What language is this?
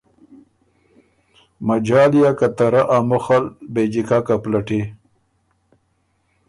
Ormuri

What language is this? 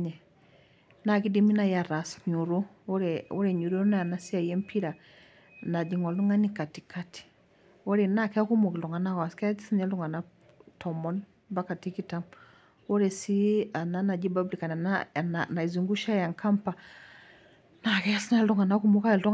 Masai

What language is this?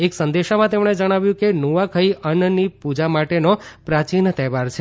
Gujarati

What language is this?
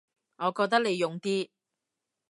Cantonese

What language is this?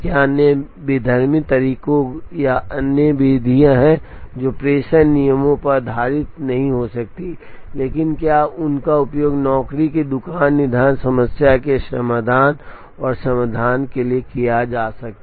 Hindi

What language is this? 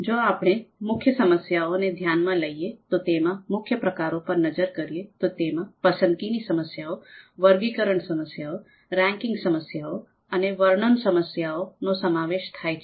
Gujarati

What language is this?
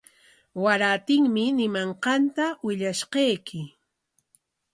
Corongo Ancash Quechua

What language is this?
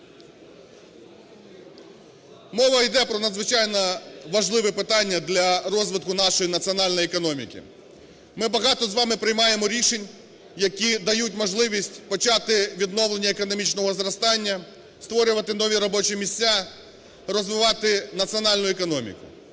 Ukrainian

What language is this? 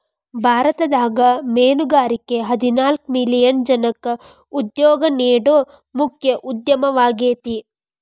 Kannada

